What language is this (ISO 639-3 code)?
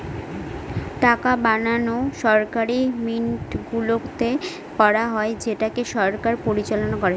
ben